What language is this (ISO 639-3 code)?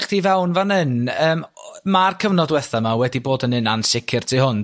cym